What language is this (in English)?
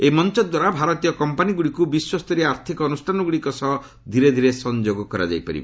Odia